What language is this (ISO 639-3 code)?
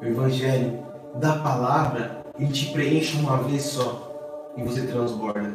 por